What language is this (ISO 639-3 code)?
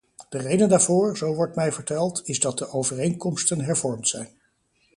nld